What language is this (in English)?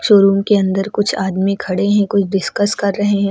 Hindi